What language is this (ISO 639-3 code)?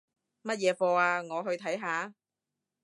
yue